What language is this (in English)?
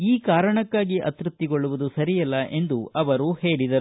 Kannada